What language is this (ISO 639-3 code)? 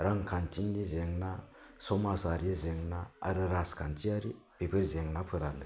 brx